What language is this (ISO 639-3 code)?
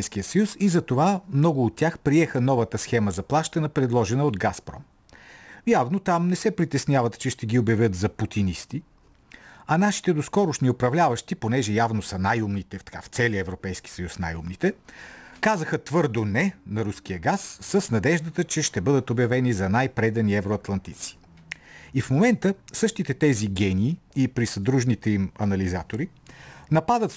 bul